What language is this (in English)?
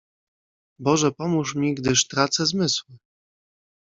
Polish